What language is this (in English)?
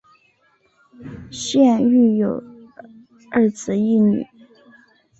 Chinese